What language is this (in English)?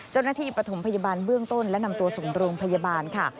Thai